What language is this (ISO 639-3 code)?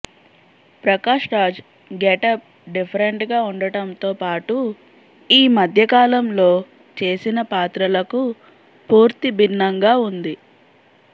tel